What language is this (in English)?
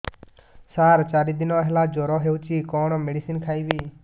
Odia